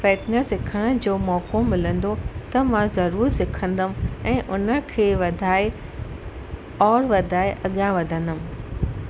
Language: Sindhi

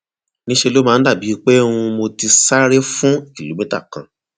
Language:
Yoruba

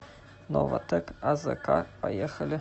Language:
Russian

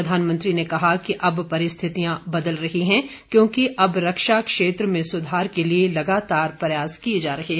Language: Hindi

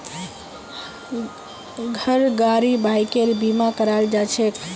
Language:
Magahi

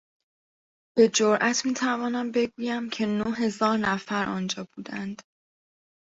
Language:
Persian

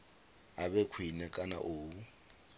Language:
Venda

